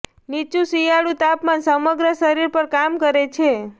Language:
Gujarati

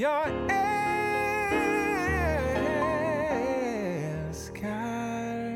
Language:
Swedish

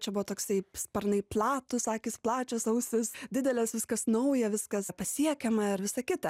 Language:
Lithuanian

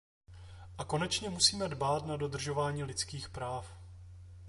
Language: Czech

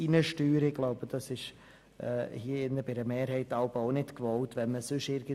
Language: Swiss German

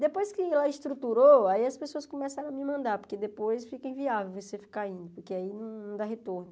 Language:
Portuguese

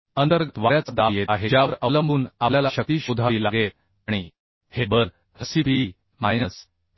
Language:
Marathi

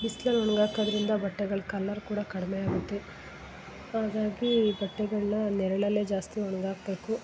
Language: Kannada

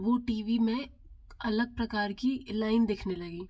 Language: Hindi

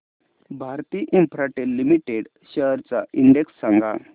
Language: Marathi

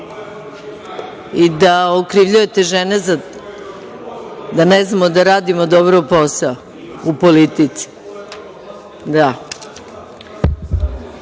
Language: Serbian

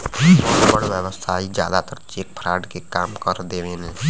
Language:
Bhojpuri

